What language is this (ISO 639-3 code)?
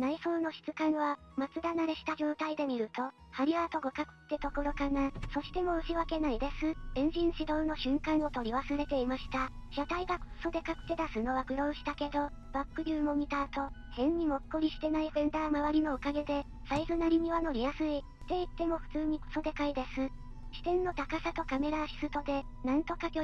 jpn